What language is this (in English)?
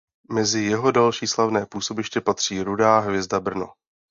Czech